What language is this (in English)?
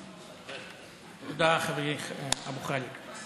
Hebrew